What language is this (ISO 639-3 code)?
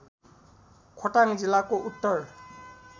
nep